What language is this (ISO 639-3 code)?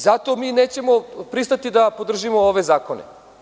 srp